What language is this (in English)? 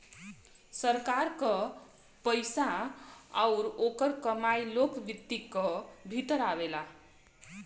Bhojpuri